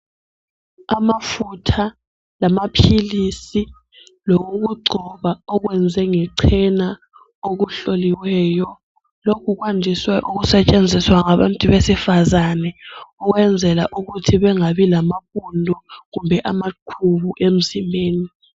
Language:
North Ndebele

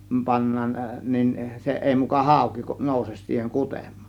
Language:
Finnish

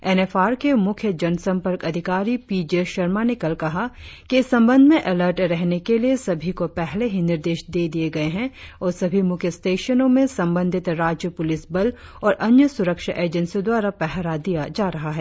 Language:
Hindi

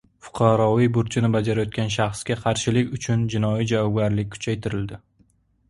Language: Uzbek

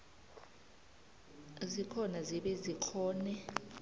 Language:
South Ndebele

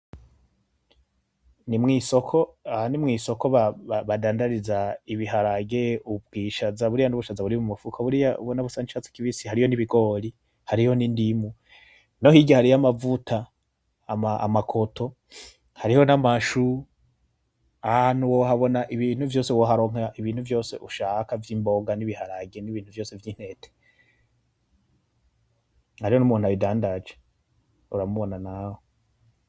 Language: Rundi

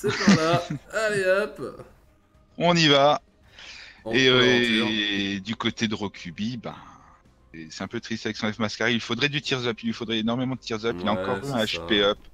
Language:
French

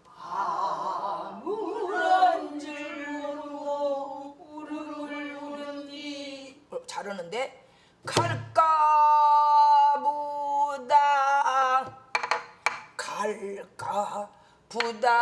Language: Korean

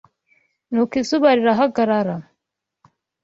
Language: Kinyarwanda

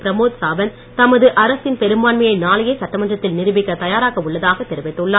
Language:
Tamil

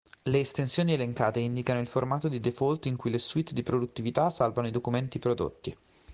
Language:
Italian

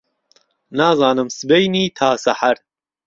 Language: Central Kurdish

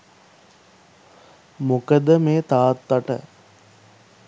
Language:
Sinhala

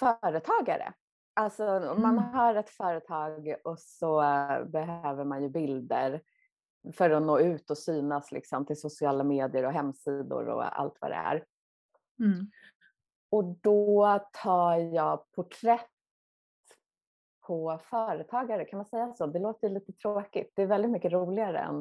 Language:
Swedish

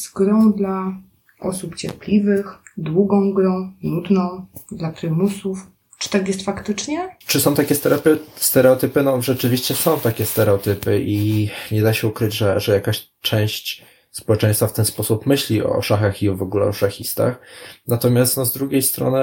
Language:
Polish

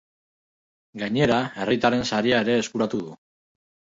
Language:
Basque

